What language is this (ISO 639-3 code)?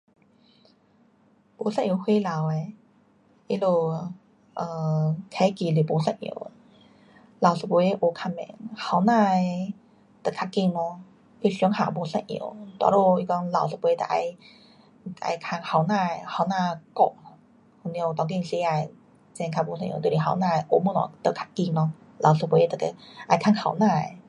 cpx